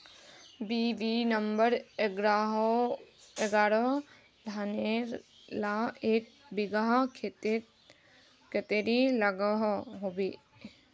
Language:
Magahi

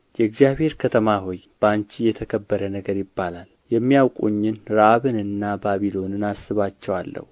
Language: Amharic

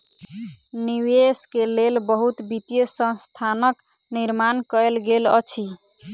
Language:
Maithili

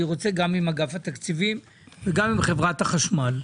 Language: Hebrew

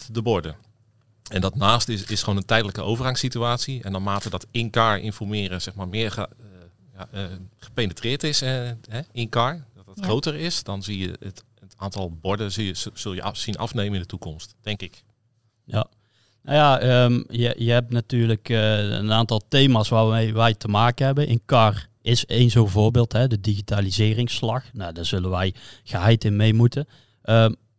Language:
Dutch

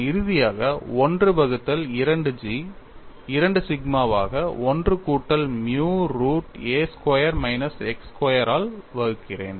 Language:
Tamil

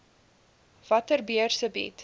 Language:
Afrikaans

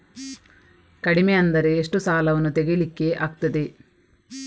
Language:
Kannada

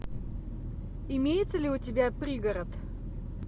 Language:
Russian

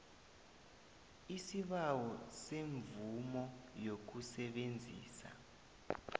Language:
South Ndebele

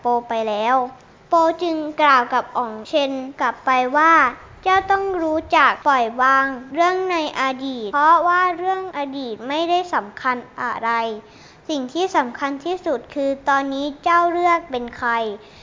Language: Thai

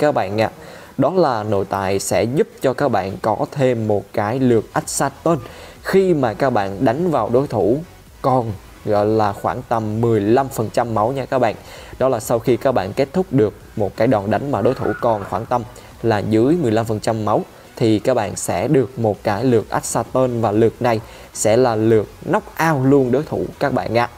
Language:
Vietnamese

